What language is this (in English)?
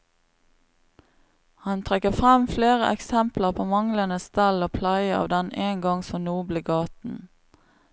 Norwegian